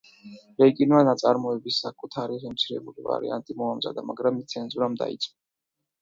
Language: Georgian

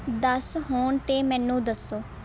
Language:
Punjabi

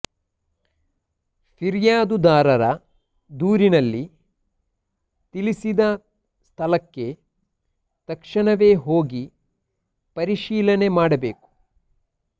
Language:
Kannada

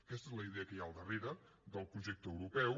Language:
Catalan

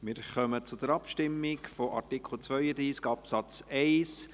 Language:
Swiss German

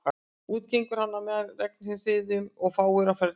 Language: Icelandic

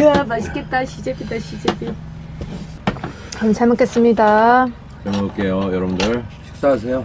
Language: Korean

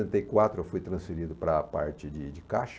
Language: Portuguese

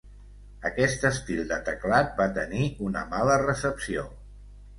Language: Catalan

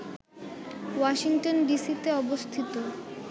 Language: Bangla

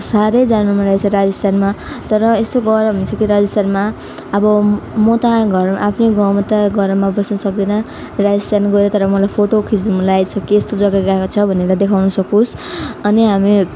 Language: Nepali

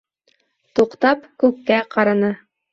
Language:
Bashkir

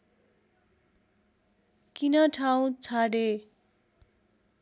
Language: Nepali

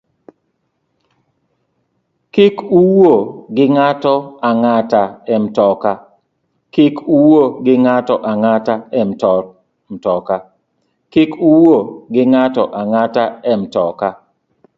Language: Luo (Kenya and Tanzania)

